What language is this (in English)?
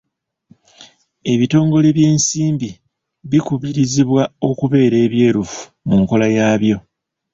Ganda